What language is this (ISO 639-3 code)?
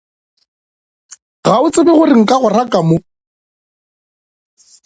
nso